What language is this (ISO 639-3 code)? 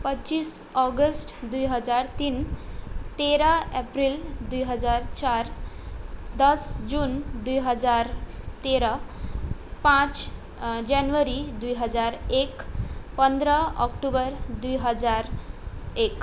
nep